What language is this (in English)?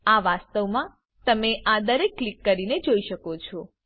Gujarati